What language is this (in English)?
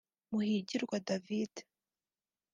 Kinyarwanda